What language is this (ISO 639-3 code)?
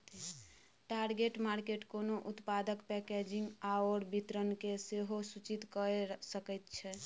mai